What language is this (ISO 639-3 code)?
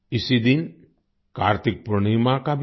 hin